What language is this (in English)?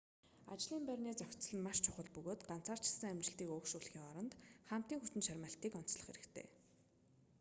Mongolian